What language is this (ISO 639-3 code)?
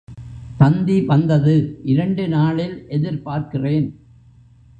tam